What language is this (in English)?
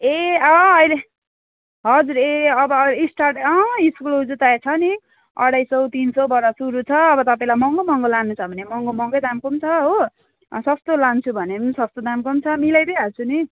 Nepali